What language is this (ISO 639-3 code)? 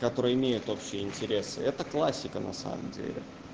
rus